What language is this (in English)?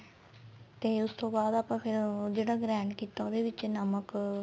Punjabi